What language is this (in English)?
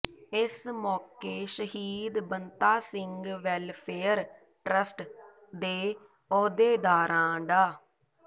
Punjabi